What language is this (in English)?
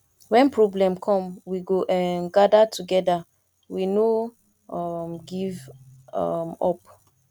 Nigerian Pidgin